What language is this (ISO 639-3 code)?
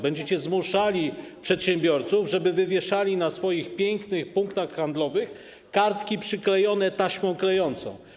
pol